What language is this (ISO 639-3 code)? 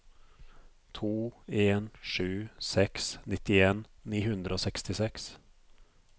nor